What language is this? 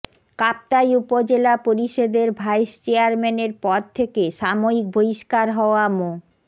Bangla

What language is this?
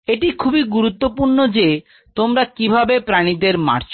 Bangla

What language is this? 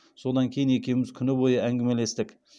Kazakh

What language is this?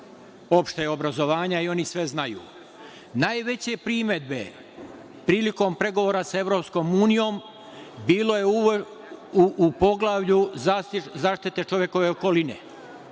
Serbian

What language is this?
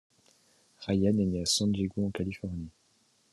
French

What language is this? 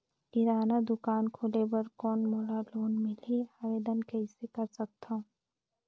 Chhattisgarhi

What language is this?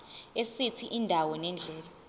Zulu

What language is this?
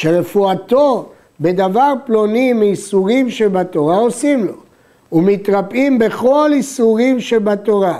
Hebrew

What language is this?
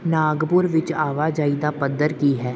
Punjabi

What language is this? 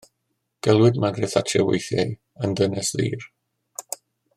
Welsh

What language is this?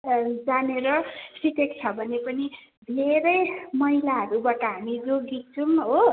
Nepali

